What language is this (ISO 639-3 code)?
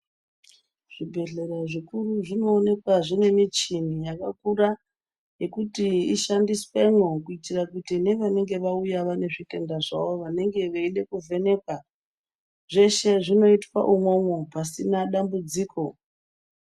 ndc